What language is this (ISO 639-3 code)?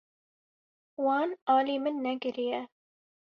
kur